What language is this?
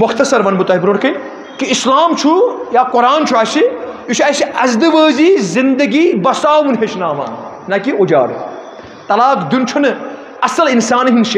Arabic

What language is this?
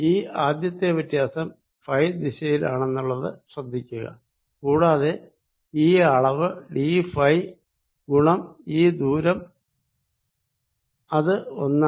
Malayalam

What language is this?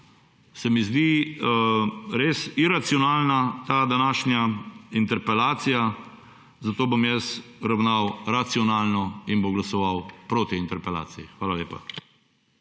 Slovenian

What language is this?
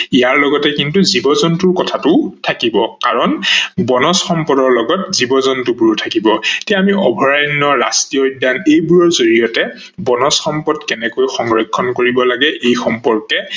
Assamese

